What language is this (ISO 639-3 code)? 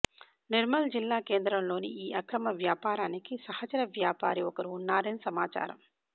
tel